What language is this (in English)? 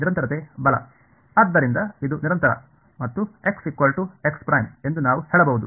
Kannada